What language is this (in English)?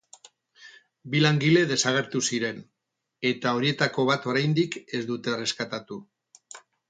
Basque